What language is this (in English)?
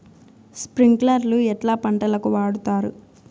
Telugu